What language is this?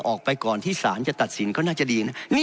Thai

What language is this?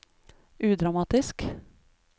Norwegian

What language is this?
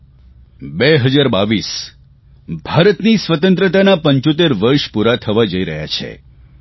Gujarati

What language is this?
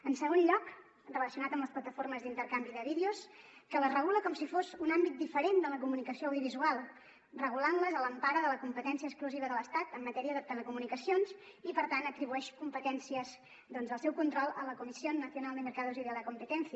Catalan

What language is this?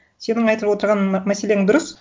Kazakh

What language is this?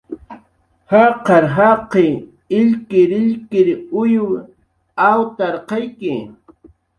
Jaqaru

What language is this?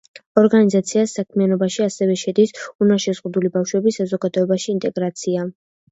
Georgian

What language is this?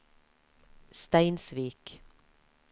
Norwegian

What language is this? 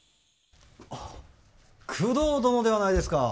Japanese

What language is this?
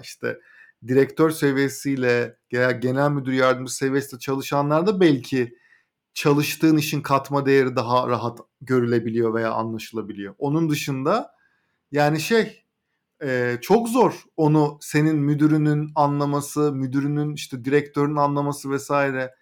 Turkish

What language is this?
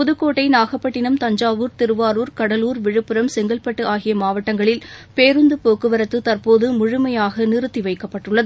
Tamil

